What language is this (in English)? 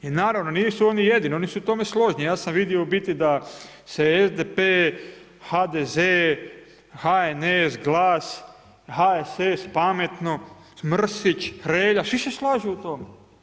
Croatian